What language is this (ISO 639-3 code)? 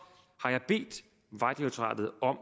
dan